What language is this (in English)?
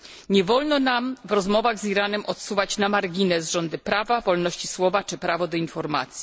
Polish